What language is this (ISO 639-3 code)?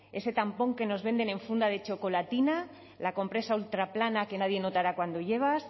spa